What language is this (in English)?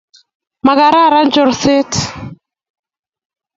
Kalenjin